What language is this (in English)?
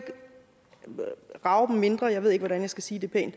Danish